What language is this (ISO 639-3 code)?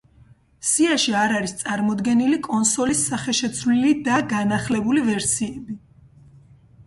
kat